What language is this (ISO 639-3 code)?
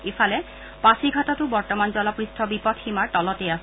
asm